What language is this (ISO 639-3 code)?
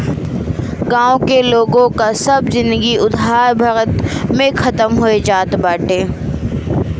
bho